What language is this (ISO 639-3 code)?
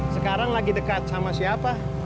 ind